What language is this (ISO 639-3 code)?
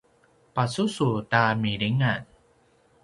pwn